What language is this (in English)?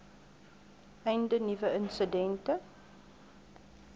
Afrikaans